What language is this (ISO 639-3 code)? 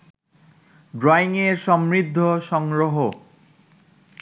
ben